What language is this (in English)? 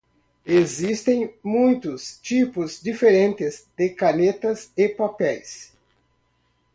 Portuguese